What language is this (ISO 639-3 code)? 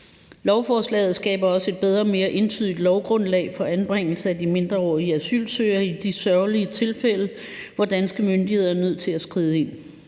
dan